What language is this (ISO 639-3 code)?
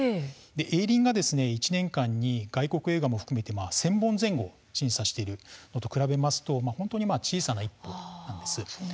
jpn